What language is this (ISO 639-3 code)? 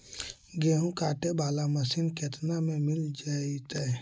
mag